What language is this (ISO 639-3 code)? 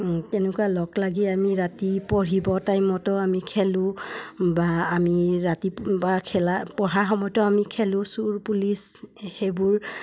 asm